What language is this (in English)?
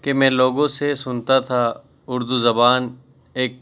Urdu